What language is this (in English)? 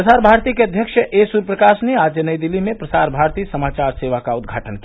Hindi